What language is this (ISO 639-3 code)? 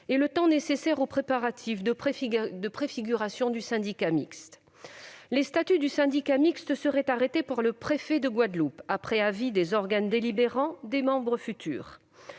fra